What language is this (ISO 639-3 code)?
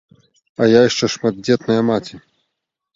bel